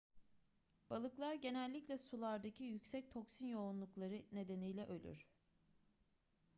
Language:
Turkish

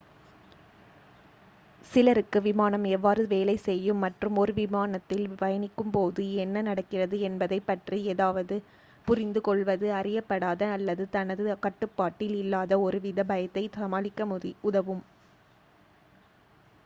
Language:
Tamil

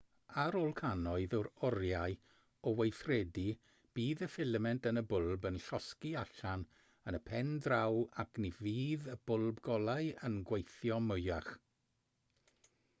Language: Welsh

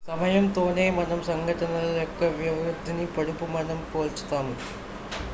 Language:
Telugu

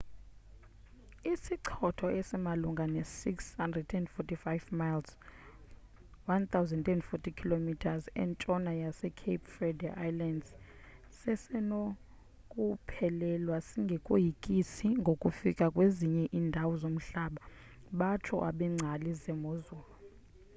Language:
Xhosa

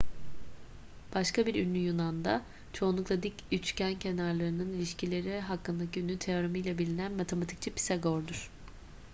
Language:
Turkish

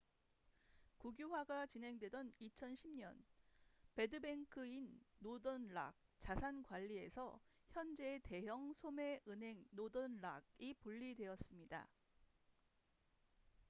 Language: Korean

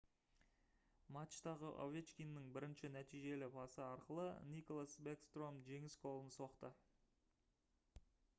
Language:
Kazakh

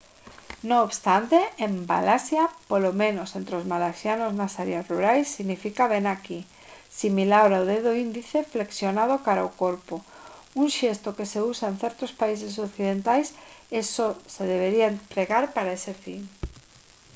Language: Galician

